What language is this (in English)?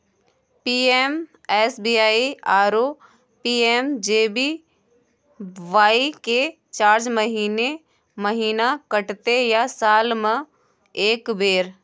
Maithili